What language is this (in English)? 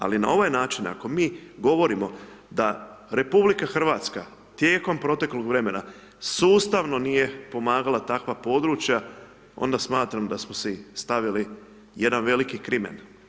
Croatian